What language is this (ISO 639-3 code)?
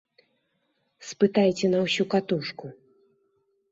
bel